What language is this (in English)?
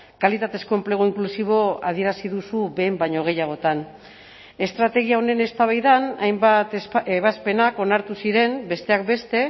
Basque